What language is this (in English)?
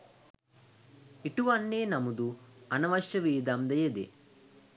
Sinhala